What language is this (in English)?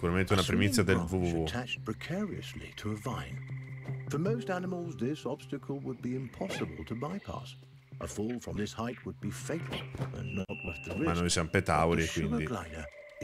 Italian